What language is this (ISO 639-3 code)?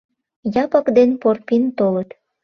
chm